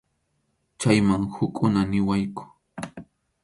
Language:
Arequipa-La Unión Quechua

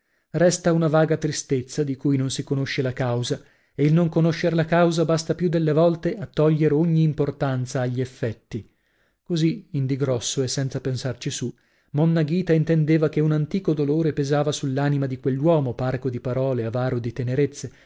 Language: Italian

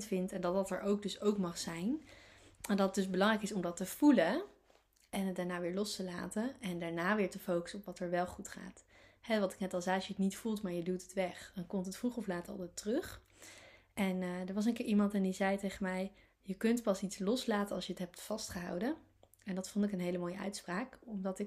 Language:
Dutch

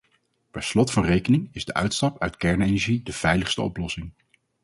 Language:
Dutch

